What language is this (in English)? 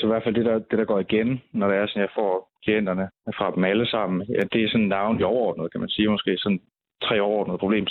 Danish